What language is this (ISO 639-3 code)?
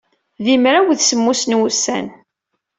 kab